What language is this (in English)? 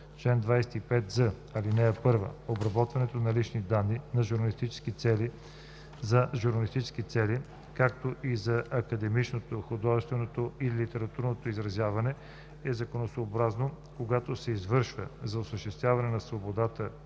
Bulgarian